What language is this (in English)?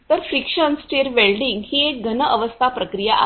Marathi